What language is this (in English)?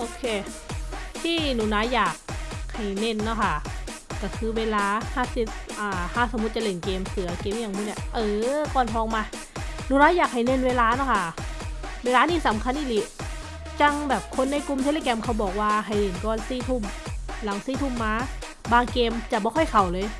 Thai